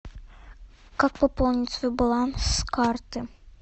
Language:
Russian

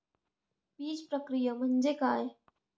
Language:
Marathi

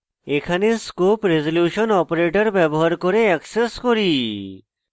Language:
Bangla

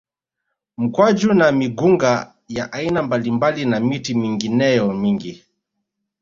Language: Swahili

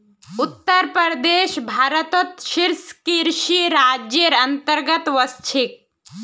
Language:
Magahi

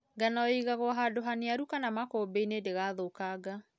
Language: Kikuyu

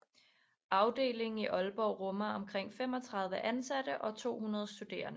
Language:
Danish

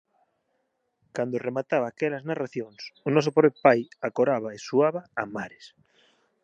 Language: Galician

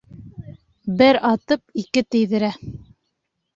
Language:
Bashkir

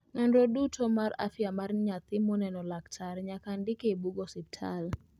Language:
Luo (Kenya and Tanzania)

